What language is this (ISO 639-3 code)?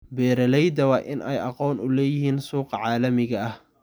som